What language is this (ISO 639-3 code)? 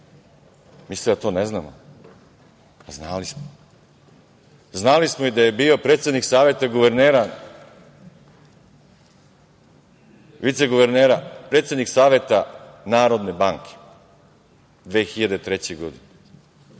srp